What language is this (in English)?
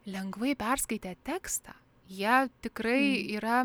Lithuanian